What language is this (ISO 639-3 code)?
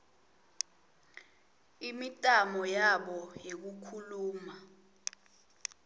ssw